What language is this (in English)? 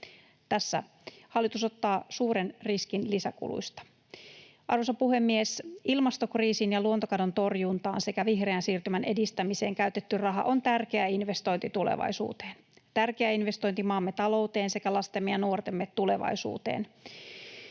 Finnish